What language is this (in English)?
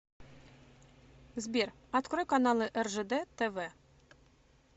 Russian